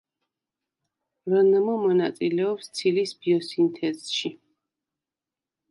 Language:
Georgian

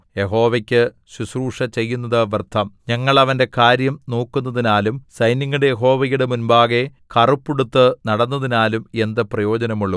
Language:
Malayalam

